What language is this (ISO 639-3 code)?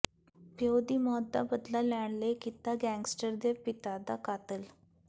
pan